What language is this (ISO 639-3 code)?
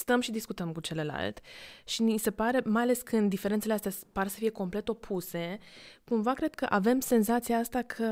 ron